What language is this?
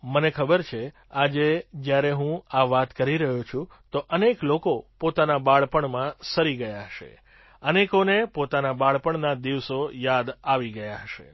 Gujarati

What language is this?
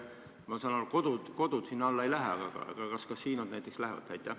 Estonian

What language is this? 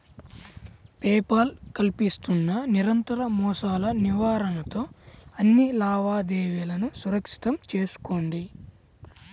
Telugu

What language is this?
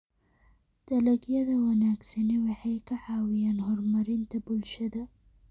Somali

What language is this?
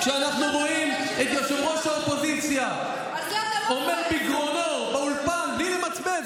Hebrew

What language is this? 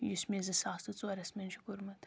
Kashmiri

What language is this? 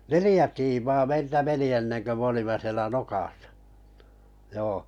Finnish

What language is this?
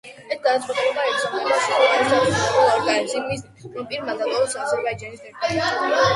Georgian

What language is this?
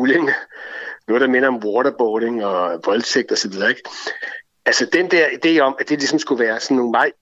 Danish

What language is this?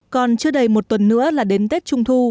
Vietnamese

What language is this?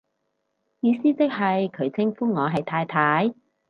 Cantonese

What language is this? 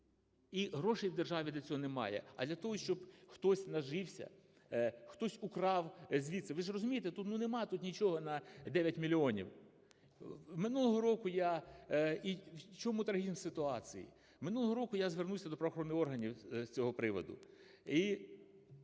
Ukrainian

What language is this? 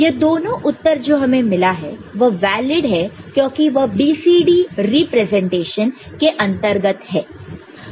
Hindi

